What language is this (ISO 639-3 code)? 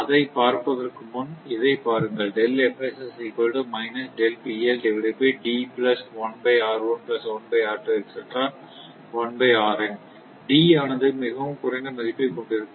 tam